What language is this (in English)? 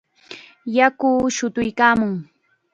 Chiquián Ancash Quechua